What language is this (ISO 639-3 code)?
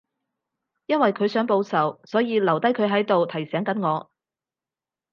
yue